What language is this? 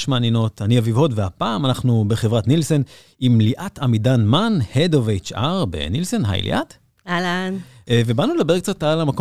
Hebrew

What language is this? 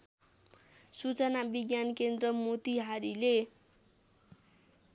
Nepali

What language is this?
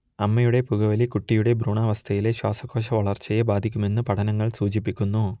Malayalam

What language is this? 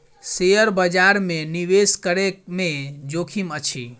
Maithili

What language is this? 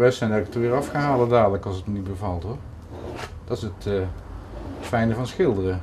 Dutch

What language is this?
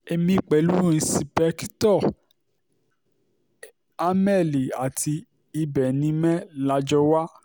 Yoruba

